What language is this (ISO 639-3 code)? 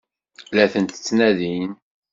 kab